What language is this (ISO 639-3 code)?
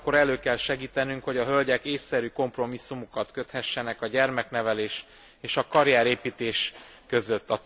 hun